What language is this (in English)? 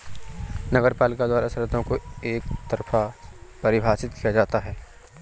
Hindi